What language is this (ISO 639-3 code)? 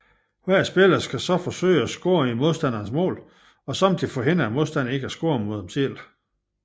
dan